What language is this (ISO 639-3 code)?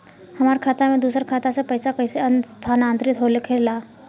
bho